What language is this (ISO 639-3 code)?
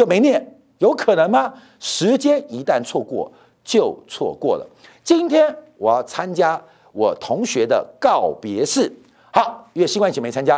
zho